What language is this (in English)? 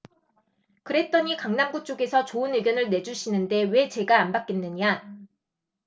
Korean